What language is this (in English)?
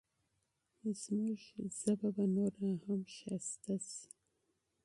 Pashto